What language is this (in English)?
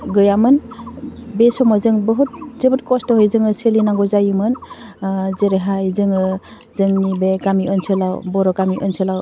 Bodo